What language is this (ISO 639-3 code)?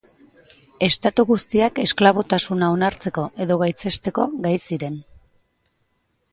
eus